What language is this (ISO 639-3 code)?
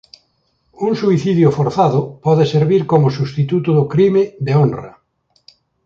glg